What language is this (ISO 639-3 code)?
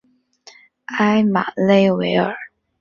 zho